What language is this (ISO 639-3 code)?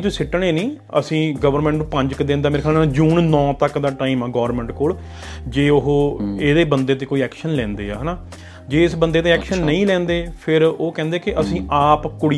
pan